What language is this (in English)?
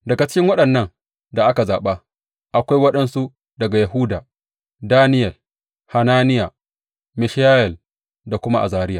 Hausa